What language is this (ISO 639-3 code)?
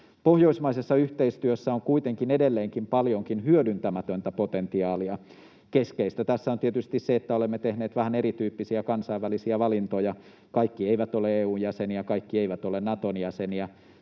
fin